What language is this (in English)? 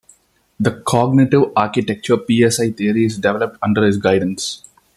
English